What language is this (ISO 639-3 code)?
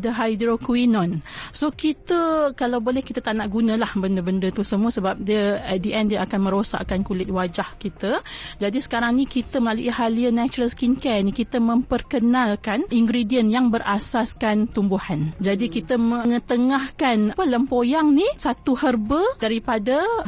msa